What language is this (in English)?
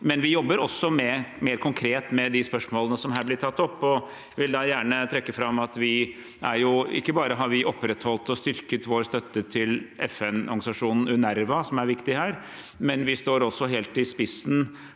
Norwegian